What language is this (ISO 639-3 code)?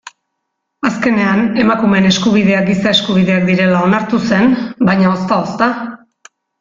eus